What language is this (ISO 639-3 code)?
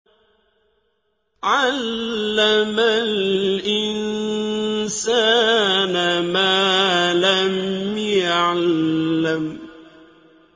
ara